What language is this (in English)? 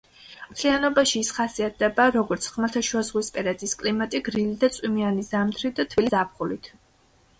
Georgian